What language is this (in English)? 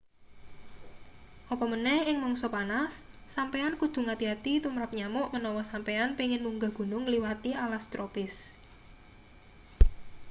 Javanese